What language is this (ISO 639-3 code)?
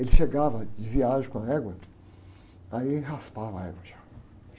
por